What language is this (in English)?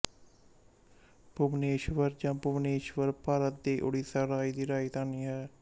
Punjabi